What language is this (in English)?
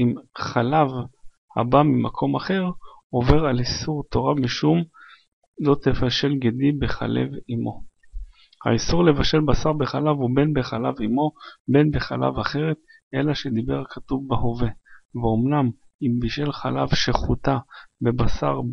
Hebrew